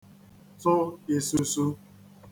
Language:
Igbo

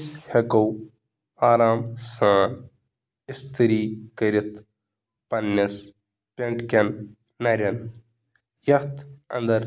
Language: Kashmiri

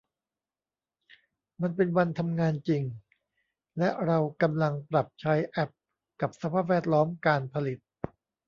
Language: Thai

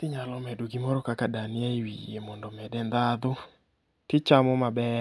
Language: Luo (Kenya and Tanzania)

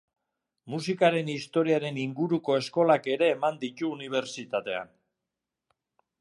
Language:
Basque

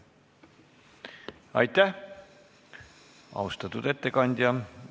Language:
Estonian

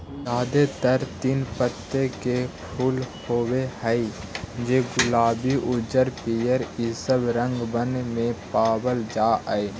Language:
Magahi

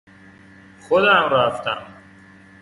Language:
Persian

